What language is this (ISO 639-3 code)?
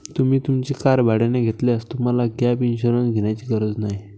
mar